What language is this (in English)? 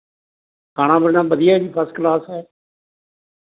Punjabi